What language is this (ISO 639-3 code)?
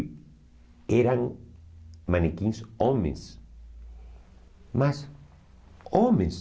por